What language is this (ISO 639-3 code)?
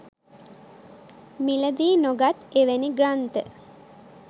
sin